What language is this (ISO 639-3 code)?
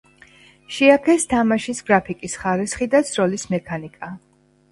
kat